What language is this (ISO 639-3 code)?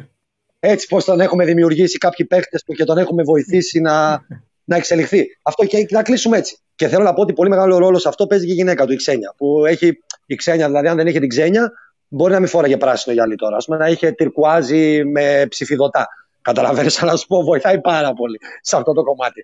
ell